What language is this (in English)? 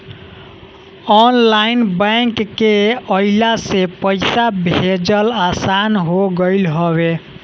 Bhojpuri